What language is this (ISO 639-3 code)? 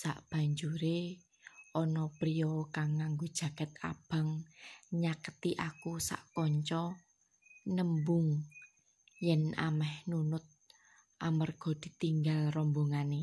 ind